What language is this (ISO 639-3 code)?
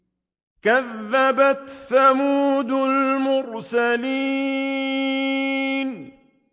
ara